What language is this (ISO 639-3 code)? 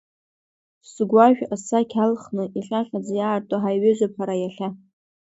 abk